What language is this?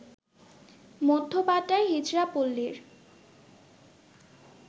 Bangla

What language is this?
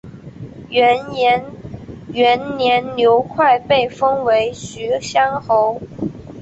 Chinese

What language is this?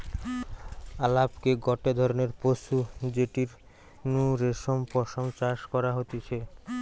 Bangla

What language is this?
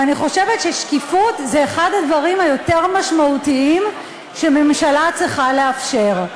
Hebrew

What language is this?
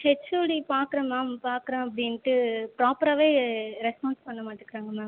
Tamil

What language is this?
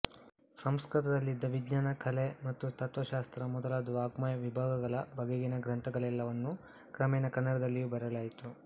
Kannada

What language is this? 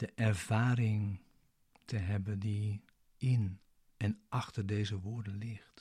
Dutch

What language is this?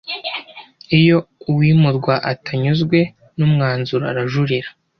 Kinyarwanda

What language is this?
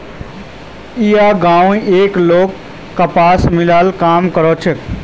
Magahi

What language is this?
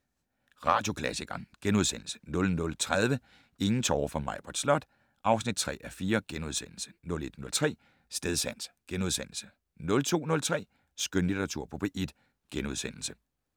Danish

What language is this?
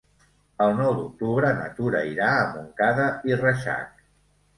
Catalan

